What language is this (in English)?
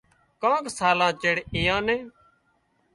Wadiyara Koli